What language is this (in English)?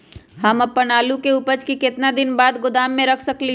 Magahi